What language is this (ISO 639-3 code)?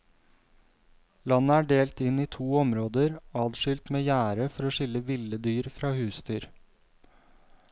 nor